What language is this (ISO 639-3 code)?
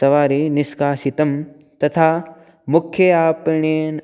san